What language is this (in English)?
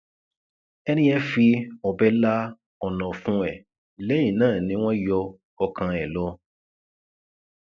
Yoruba